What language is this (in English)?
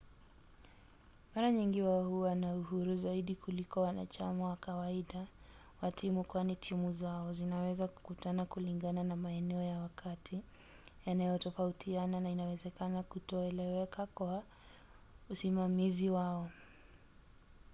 Swahili